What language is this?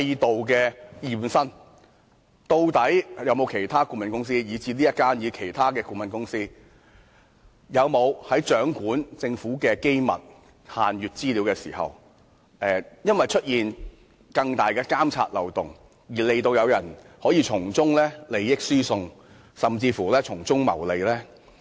Cantonese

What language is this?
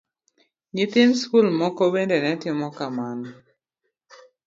Luo (Kenya and Tanzania)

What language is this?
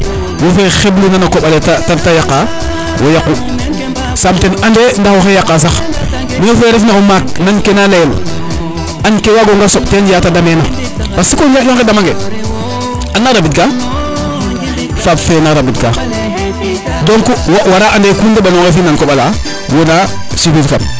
Serer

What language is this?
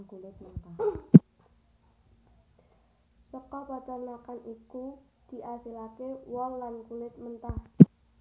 Javanese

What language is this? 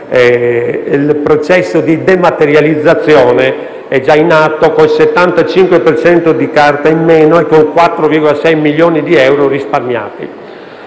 Italian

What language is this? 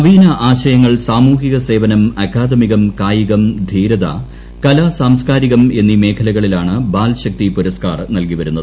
Malayalam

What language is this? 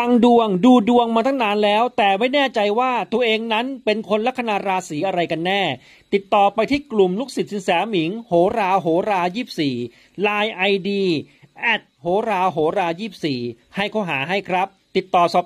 Thai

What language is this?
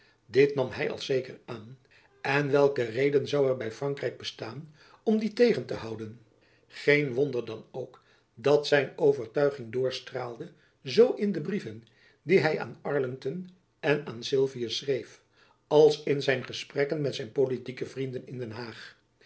Dutch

